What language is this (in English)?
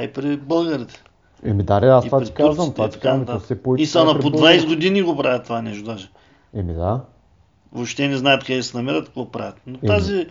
Bulgarian